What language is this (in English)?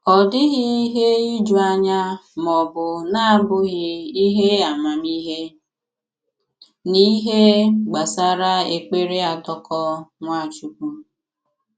Igbo